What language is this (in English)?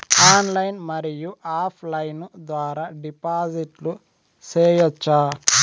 Telugu